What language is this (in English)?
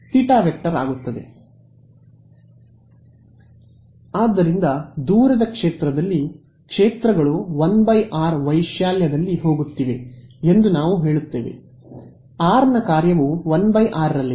Kannada